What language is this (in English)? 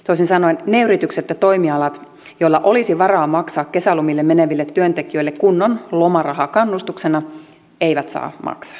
Finnish